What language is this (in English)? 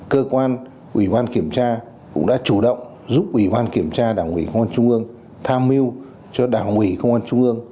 Vietnamese